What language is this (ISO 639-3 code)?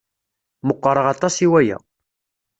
kab